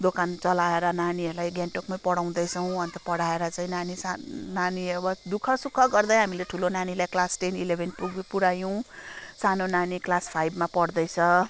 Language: Nepali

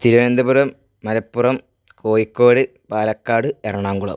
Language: Malayalam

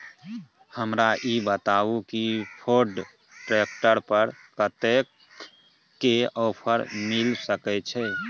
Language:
Maithili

